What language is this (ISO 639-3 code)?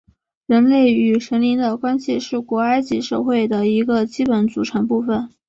zho